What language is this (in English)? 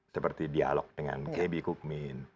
Indonesian